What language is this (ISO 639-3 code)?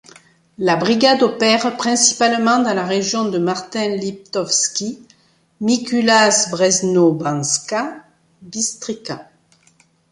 fra